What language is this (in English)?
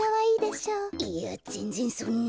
Japanese